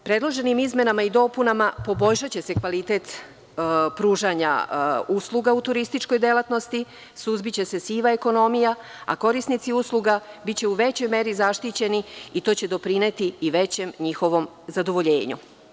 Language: Serbian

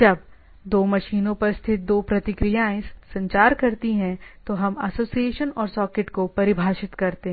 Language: Hindi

